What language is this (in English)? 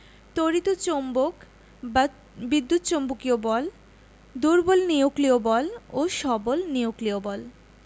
Bangla